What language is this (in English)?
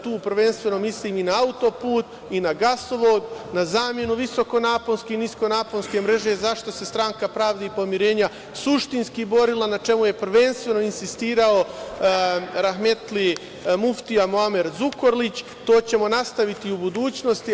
Serbian